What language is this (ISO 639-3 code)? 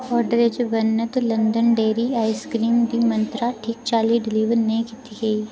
doi